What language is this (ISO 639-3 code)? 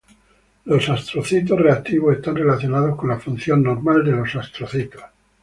spa